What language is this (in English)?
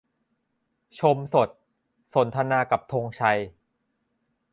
Thai